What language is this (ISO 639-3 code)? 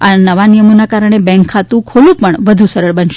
guj